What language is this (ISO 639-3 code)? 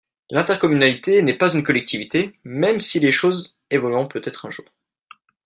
fra